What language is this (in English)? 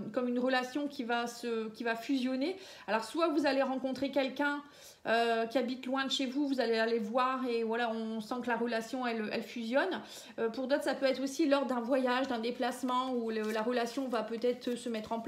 French